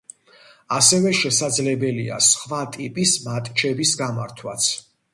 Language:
Georgian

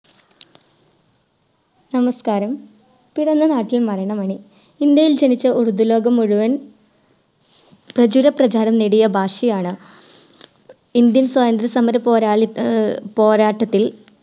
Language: Malayalam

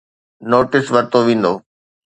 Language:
Sindhi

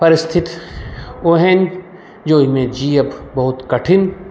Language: Maithili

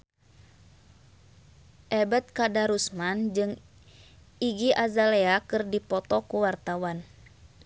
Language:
Sundanese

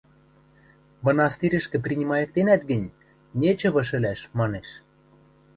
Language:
Western Mari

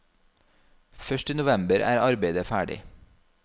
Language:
Norwegian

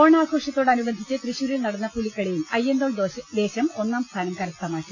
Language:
Malayalam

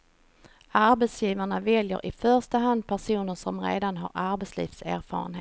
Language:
Swedish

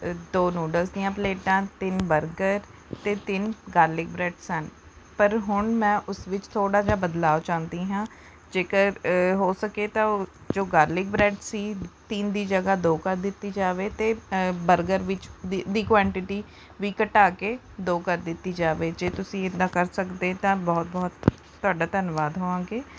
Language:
Punjabi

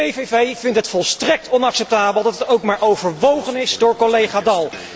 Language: Dutch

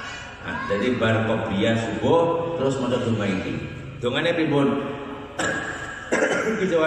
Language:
Indonesian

